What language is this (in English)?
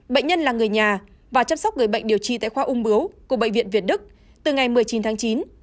Vietnamese